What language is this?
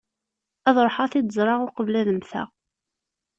Kabyle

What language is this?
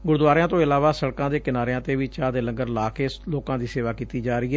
Punjabi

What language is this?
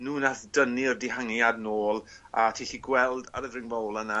Welsh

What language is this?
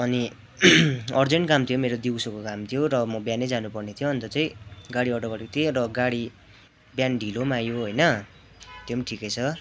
Nepali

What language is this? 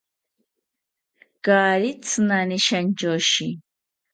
South Ucayali Ashéninka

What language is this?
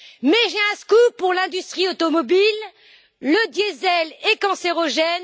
French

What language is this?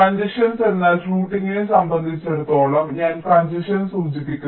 Malayalam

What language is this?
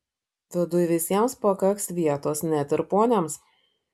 Lithuanian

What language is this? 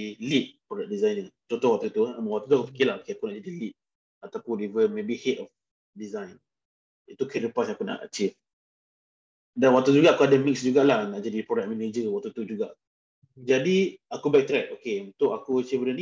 Malay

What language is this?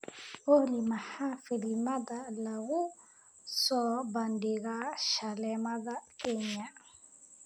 Somali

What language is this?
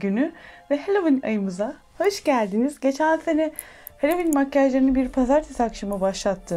Turkish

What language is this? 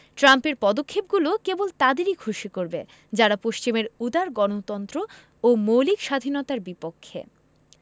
Bangla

